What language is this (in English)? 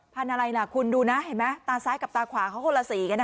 Thai